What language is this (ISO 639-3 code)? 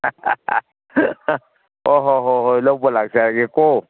mni